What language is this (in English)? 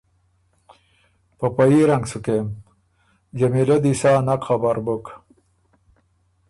Ormuri